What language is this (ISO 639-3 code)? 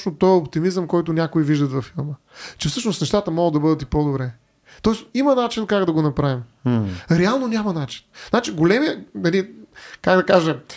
bul